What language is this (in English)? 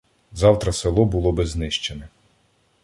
Ukrainian